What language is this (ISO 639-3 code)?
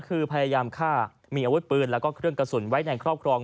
tha